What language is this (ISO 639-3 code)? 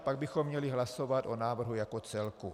ces